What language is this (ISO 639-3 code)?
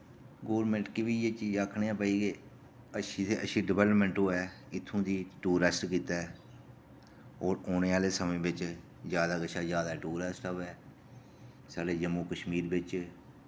doi